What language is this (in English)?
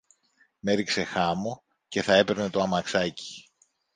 Greek